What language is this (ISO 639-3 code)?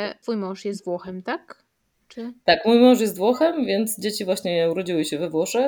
pol